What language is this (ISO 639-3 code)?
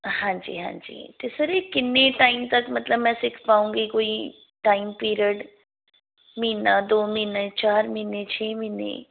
pan